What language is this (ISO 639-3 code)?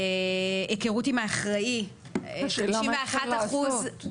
heb